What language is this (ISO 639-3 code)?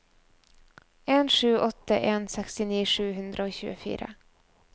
nor